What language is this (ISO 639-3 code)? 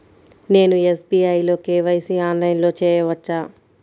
tel